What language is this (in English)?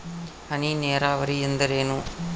Kannada